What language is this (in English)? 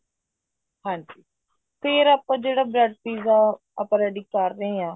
Punjabi